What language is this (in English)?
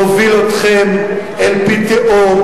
Hebrew